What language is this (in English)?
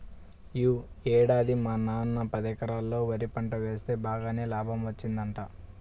Telugu